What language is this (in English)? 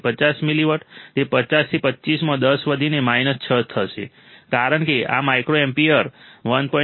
Gujarati